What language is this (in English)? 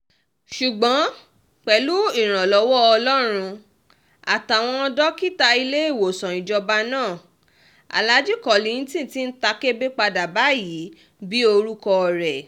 Yoruba